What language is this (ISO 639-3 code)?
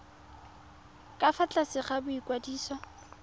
tsn